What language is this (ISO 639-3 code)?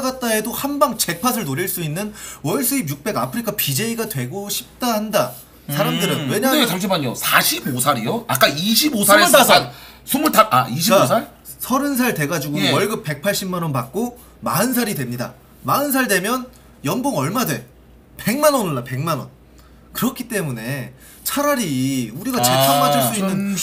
kor